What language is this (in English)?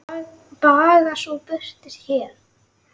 Icelandic